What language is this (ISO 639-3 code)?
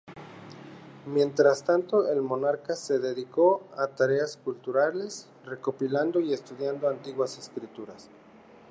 spa